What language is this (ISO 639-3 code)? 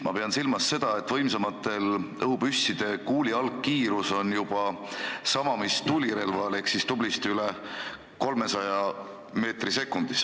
est